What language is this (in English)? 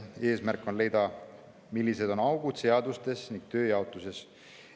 Estonian